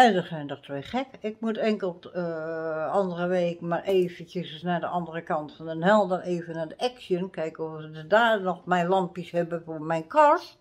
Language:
Dutch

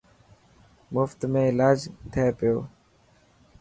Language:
Dhatki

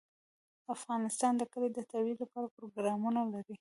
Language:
Pashto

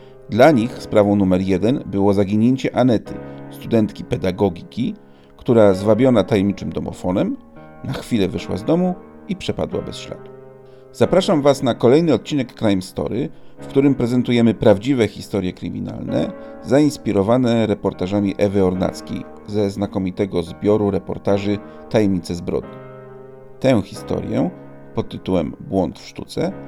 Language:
Polish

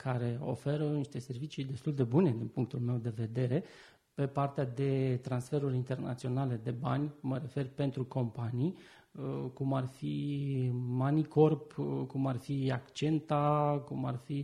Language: Romanian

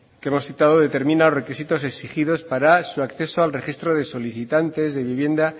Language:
Spanish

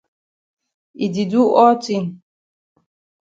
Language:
Cameroon Pidgin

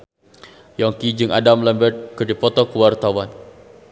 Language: Sundanese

